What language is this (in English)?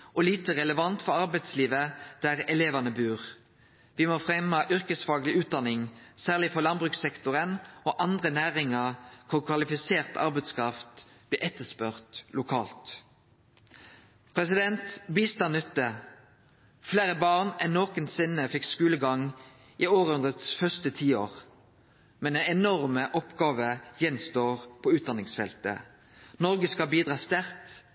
Norwegian Nynorsk